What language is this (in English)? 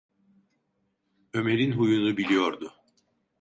Turkish